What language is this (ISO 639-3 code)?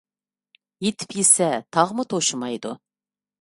uig